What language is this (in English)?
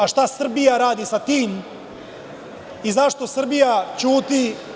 Serbian